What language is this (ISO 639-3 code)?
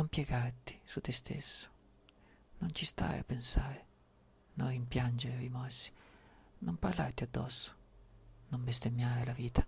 ita